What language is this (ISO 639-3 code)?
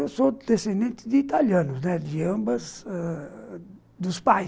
por